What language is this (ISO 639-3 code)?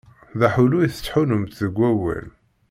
kab